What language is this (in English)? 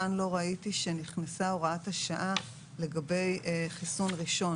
Hebrew